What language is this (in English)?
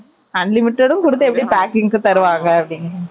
Tamil